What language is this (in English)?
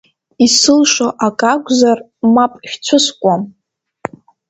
Abkhazian